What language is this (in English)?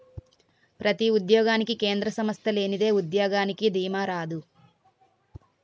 Telugu